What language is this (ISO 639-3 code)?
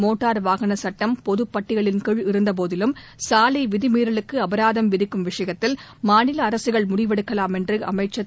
tam